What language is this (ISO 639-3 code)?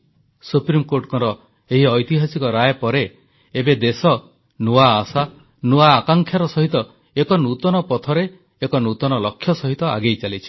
ori